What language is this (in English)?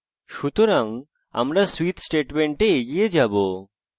Bangla